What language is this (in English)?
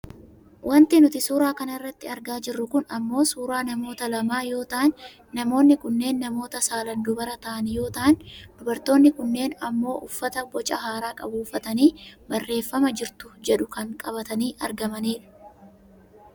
Oromo